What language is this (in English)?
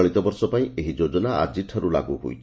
Odia